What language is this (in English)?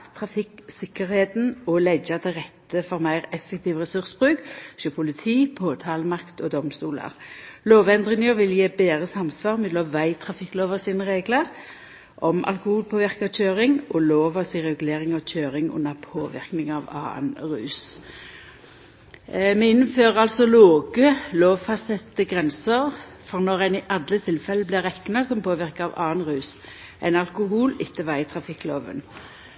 Norwegian Nynorsk